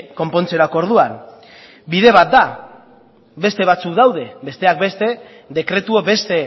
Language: Basque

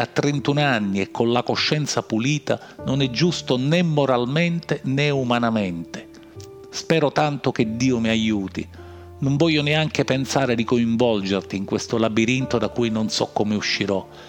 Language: Italian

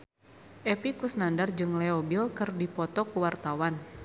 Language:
Sundanese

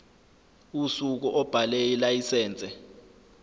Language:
Zulu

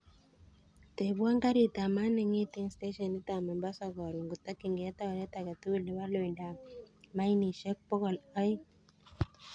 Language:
Kalenjin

